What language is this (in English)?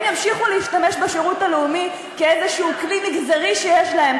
Hebrew